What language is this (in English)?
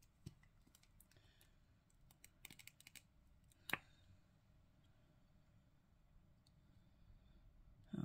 Dutch